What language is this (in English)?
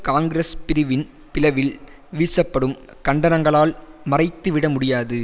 Tamil